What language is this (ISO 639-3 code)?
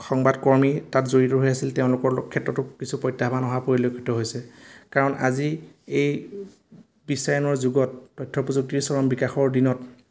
asm